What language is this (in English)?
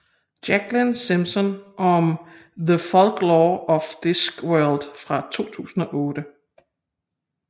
Danish